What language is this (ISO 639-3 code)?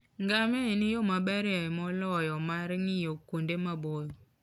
luo